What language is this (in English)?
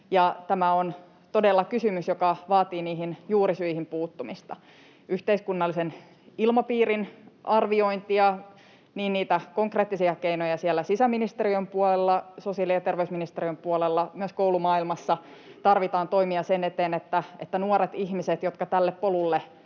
Finnish